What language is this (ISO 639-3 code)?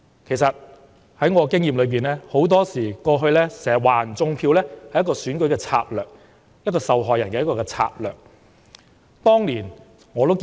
yue